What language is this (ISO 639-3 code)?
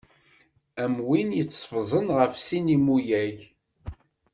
kab